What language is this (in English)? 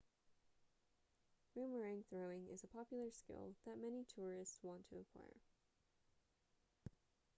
English